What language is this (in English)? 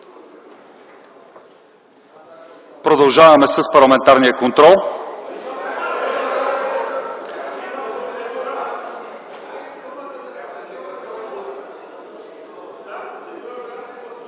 Bulgarian